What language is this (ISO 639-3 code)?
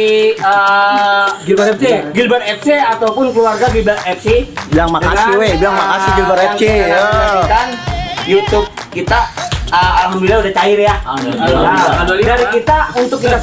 ind